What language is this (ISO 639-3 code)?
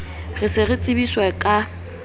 sot